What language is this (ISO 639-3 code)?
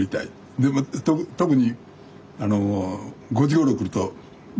jpn